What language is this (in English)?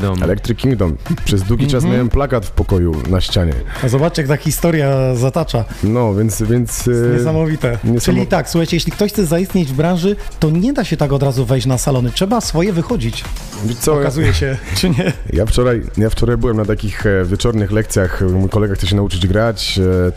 Polish